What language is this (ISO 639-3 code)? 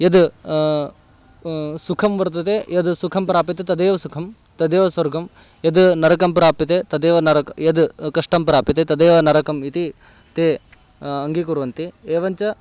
san